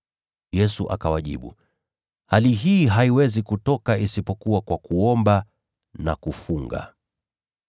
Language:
Swahili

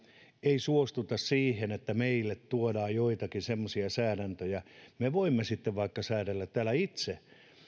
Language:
Finnish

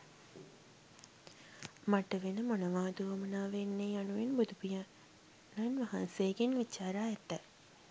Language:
Sinhala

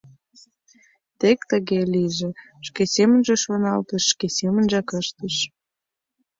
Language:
Mari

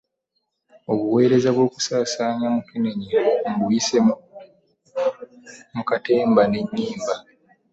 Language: Ganda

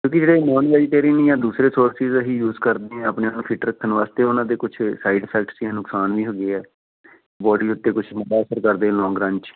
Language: Punjabi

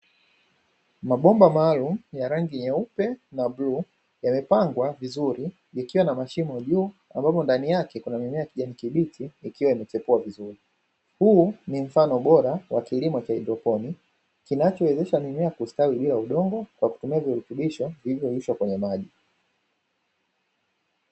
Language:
Swahili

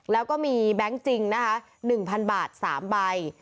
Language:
Thai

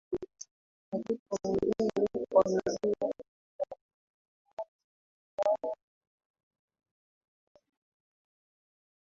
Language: Swahili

